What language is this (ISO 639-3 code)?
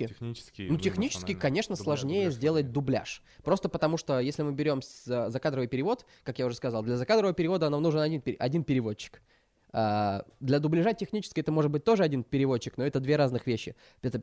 rus